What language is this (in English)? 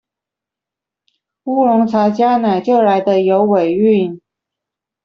Chinese